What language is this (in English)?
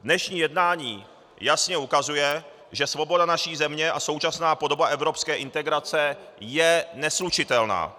Czech